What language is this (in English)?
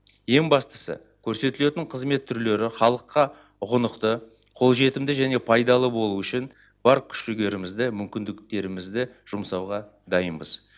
Kazakh